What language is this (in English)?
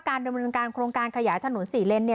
Thai